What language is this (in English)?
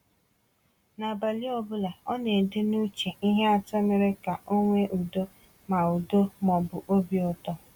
Igbo